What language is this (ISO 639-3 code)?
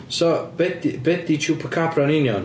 cym